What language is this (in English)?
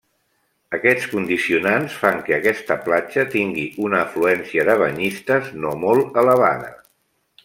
Catalan